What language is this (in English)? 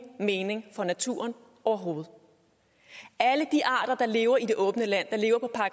Danish